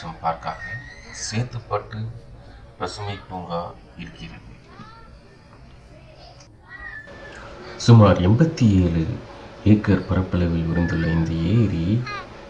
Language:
Arabic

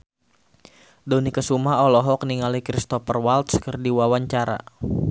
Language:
Sundanese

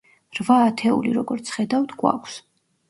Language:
Georgian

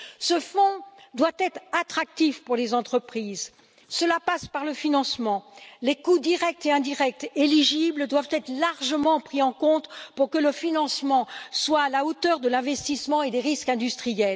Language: French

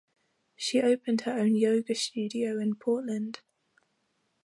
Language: English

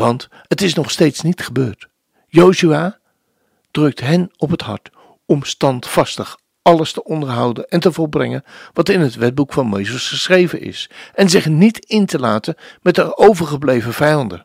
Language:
Dutch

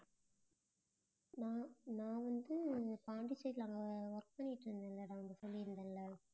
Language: Tamil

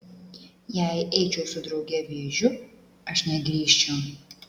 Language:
Lithuanian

